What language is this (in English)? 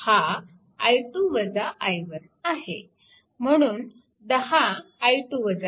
Marathi